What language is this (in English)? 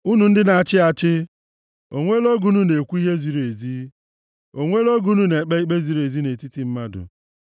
Igbo